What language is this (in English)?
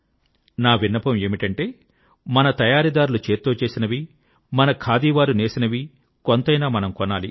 Telugu